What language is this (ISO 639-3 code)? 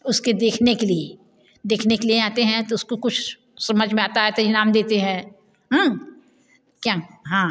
hin